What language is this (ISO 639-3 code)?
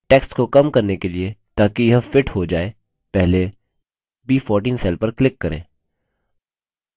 hin